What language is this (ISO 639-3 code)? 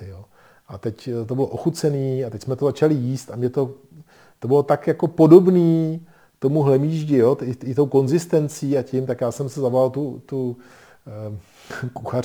ces